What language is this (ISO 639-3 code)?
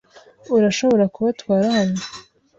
kin